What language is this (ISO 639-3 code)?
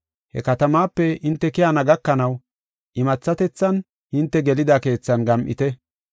gof